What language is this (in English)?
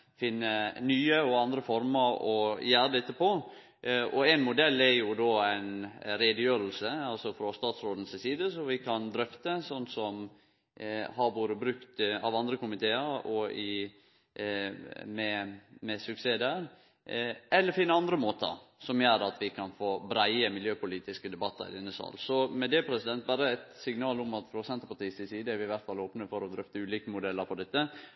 Norwegian Nynorsk